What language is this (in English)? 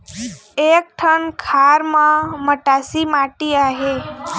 Chhattisgarhi